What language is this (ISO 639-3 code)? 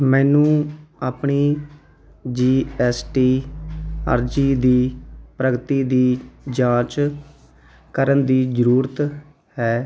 pan